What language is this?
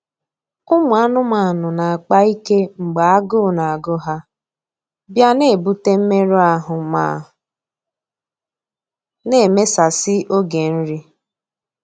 Igbo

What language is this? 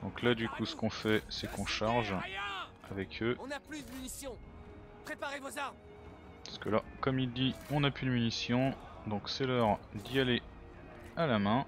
French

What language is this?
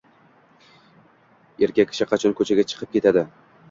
Uzbek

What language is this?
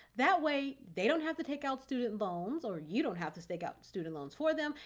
English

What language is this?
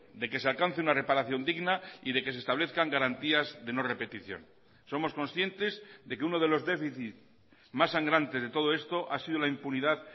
Spanish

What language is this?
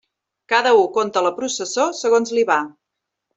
Catalan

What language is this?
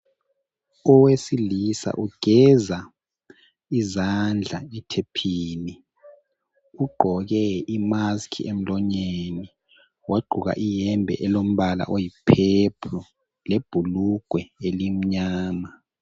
North Ndebele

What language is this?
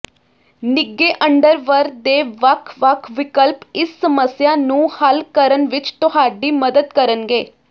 Punjabi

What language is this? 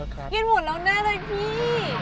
Thai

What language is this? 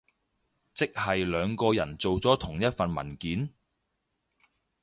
Cantonese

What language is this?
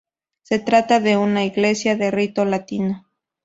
Spanish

